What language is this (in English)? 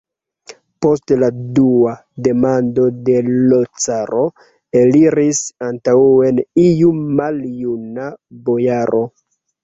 Esperanto